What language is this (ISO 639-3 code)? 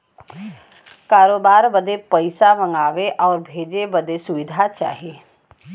bho